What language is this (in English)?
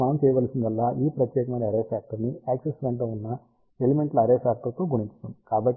Telugu